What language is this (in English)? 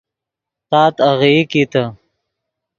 Yidgha